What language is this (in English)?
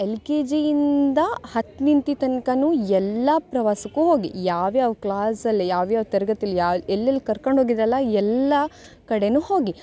Kannada